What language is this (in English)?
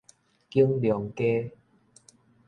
Min Nan Chinese